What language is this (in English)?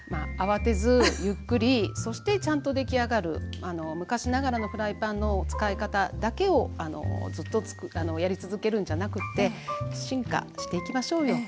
Japanese